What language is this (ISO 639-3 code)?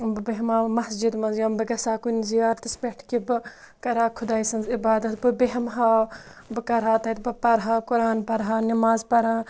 kas